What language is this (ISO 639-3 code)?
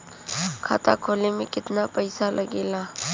bho